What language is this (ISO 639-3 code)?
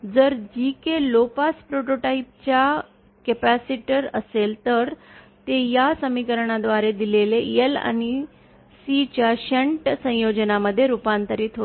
mar